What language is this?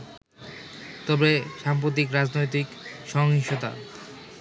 Bangla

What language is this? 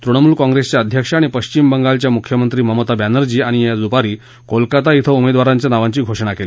Marathi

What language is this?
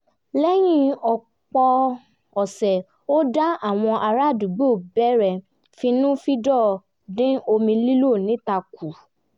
Yoruba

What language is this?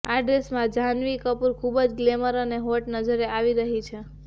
Gujarati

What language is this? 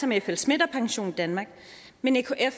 Danish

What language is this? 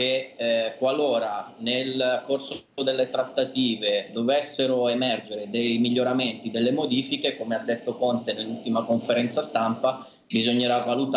Italian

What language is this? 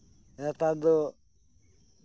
Santali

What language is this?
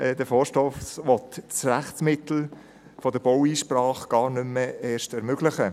Swiss German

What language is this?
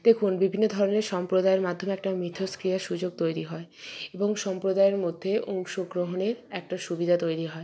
Bangla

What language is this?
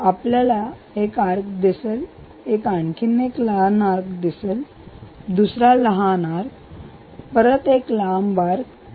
Marathi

